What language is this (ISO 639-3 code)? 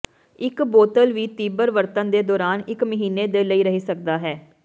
pan